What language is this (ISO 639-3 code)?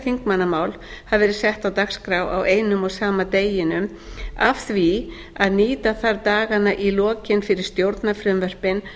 isl